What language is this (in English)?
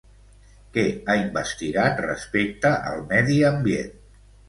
Catalan